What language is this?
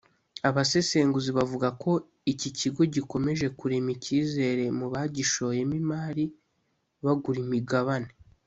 Kinyarwanda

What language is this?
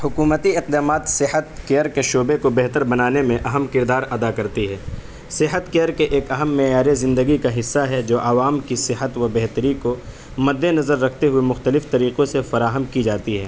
Urdu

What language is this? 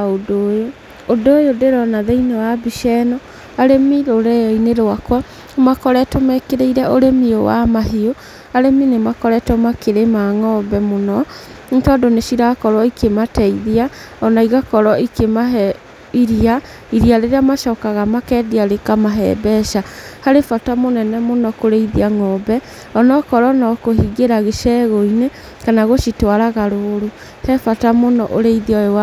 Kikuyu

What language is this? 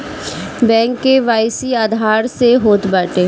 Bhojpuri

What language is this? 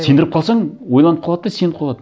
Kazakh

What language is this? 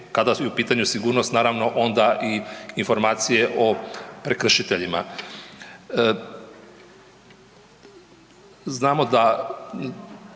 Croatian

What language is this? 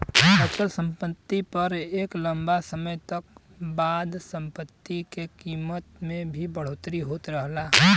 Bhojpuri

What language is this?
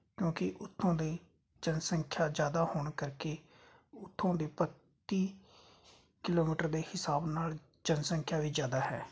Punjabi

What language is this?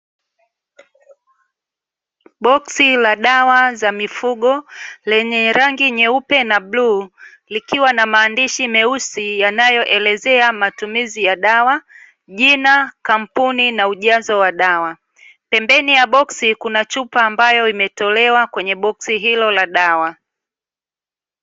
Swahili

